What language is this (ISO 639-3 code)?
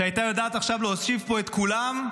heb